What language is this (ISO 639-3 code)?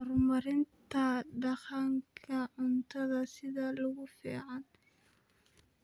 som